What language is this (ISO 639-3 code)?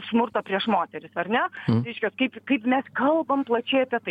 lit